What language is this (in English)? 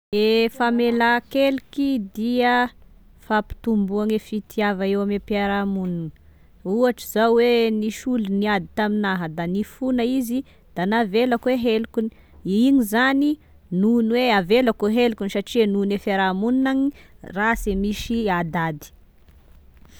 Tesaka Malagasy